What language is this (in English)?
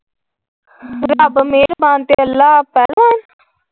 Punjabi